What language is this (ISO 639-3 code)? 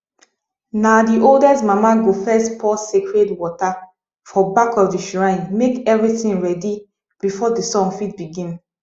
pcm